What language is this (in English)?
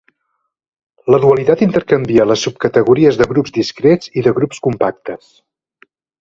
Catalan